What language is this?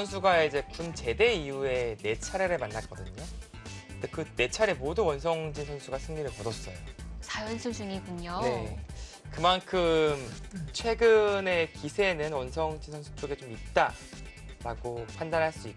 Korean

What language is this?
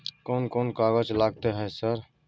Maithili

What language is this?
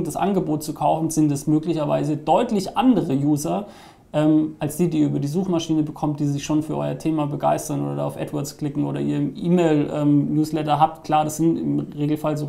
German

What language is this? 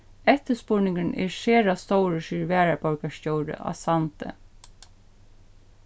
Faroese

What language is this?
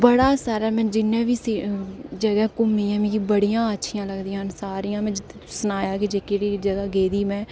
Dogri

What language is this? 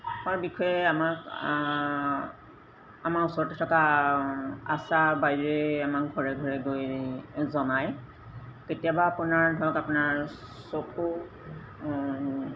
Assamese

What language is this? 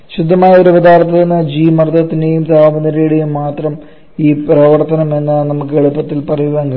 Malayalam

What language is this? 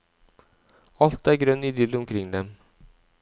Norwegian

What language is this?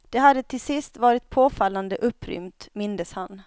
Swedish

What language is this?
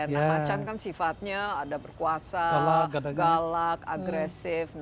Indonesian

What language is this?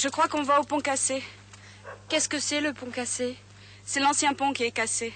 French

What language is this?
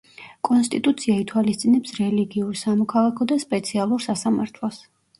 Georgian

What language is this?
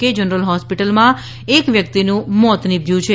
Gujarati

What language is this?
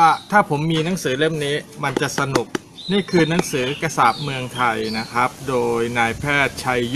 Thai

